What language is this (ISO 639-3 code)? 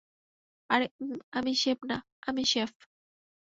ben